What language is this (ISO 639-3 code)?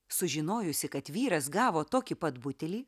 lit